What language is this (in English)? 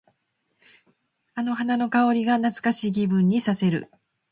Japanese